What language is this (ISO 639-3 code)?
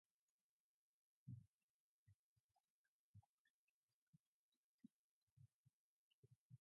eng